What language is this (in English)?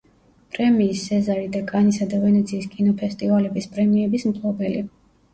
Georgian